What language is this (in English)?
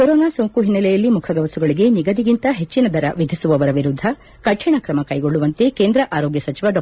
Kannada